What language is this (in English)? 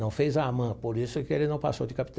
Portuguese